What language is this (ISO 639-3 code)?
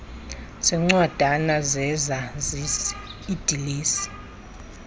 xho